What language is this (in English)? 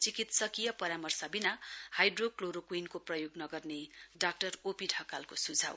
Nepali